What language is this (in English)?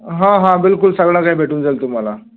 Marathi